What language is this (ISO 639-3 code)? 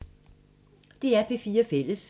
dan